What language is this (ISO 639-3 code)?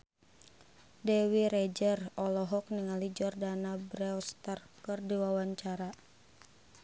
sun